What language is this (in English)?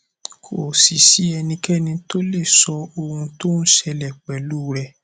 Yoruba